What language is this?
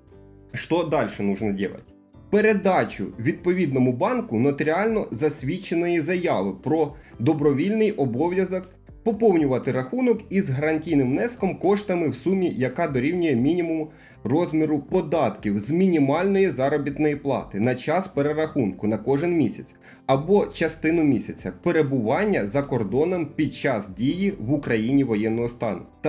Russian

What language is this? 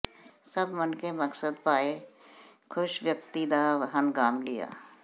Punjabi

